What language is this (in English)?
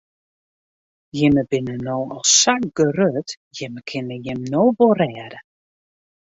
Western Frisian